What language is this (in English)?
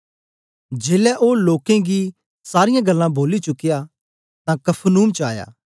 Dogri